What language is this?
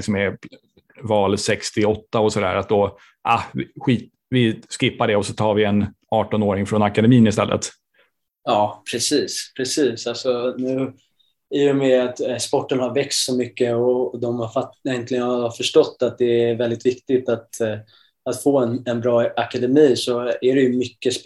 Swedish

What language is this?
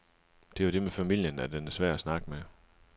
Danish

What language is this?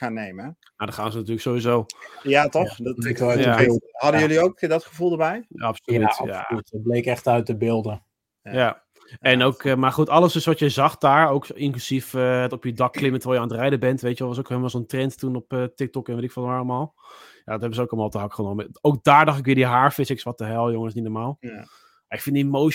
Dutch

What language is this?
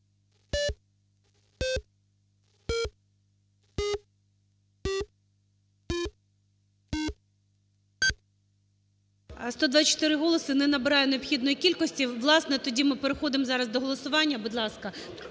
Ukrainian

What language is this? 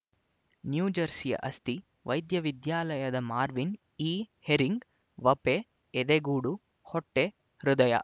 Kannada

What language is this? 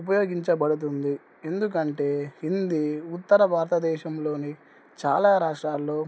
Telugu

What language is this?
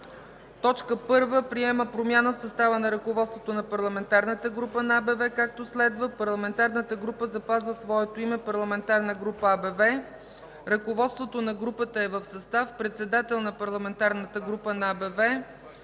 Bulgarian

